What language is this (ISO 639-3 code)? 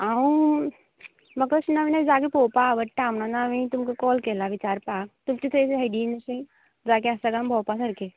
kok